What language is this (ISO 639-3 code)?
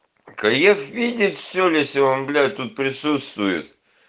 rus